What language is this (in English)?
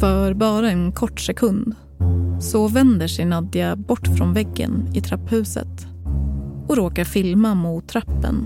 Swedish